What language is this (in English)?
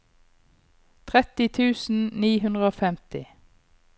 Norwegian